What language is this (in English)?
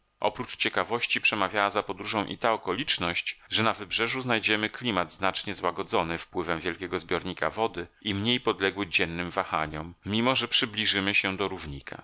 Polish